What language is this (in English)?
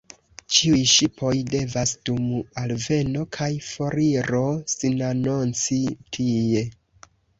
Esperanto